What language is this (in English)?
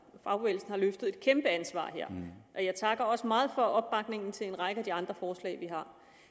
Danish